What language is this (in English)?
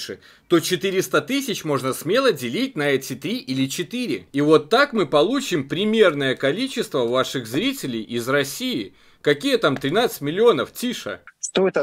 Russian